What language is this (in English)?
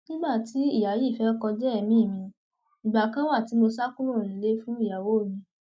Yoruba